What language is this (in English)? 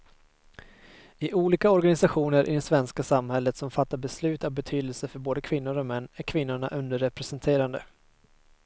Swedish